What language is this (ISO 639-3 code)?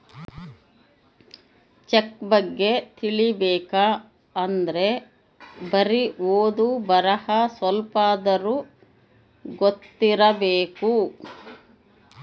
kan